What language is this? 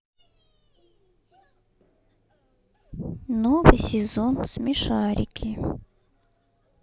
Russian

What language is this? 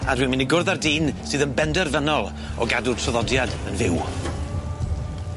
Welsh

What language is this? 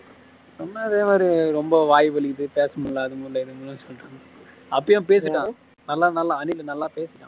Tamil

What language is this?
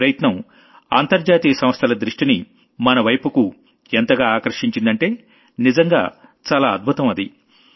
Telugu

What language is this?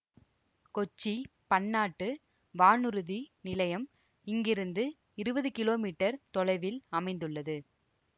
Tamil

